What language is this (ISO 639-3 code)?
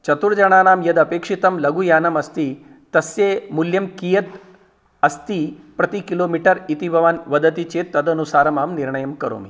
san